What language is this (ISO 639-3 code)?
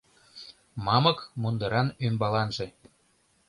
chm